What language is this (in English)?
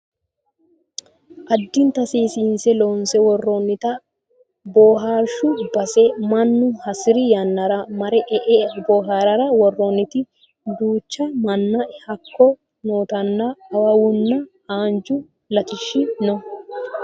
Sidamo